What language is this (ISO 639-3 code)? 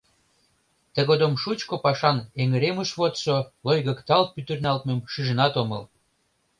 chm